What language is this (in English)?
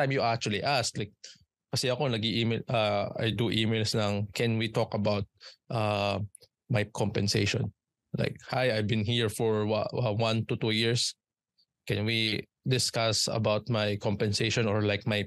Filipino